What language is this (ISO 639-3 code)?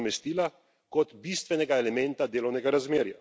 slv